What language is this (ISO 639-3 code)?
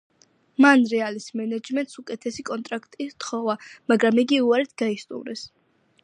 kat